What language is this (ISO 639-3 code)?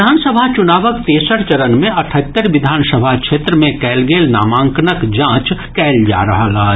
mai